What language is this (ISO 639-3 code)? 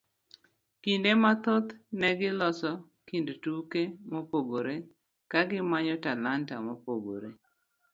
luo